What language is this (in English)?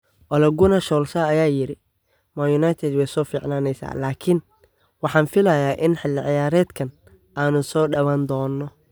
Somali